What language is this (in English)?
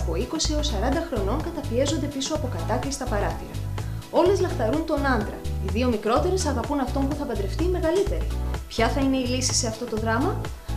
Greek